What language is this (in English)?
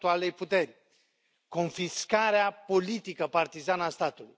Romanian